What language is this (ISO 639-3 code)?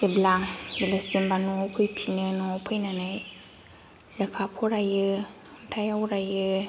brx